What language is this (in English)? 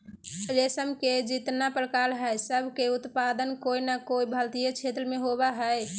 Magahi